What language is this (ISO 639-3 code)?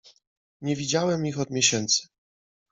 pol